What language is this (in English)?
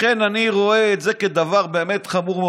Hebrew